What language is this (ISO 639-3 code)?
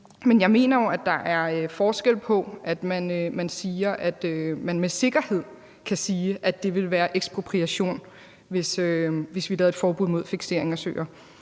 dan